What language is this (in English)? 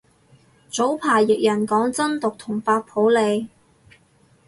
Cantonese